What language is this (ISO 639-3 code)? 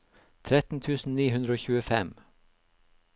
nor